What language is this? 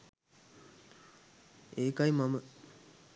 Sinhala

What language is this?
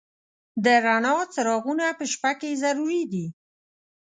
Pashto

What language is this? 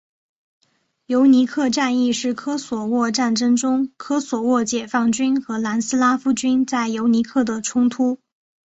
Chinese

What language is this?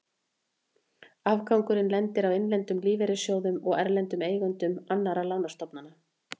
Icelandic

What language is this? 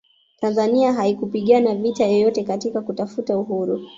Swahili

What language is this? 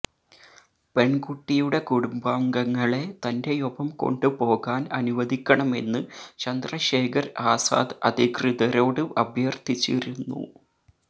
Malayalam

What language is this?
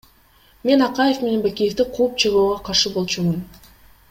Kyrgyz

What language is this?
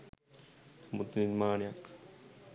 Sinhala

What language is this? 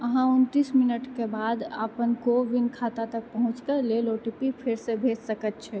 Maithili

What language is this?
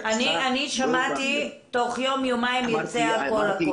Hebrew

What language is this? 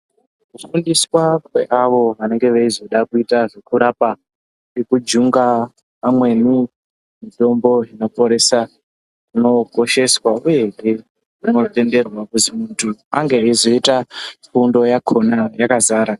Ndau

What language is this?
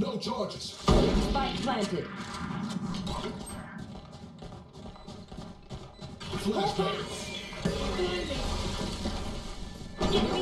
English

